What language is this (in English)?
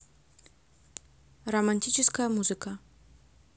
Russian